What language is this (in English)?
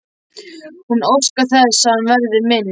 Icelandic